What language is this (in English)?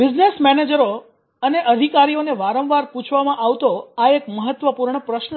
Gujarati